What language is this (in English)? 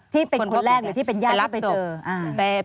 Thai